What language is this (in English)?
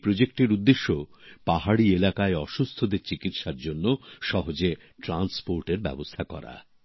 Bangla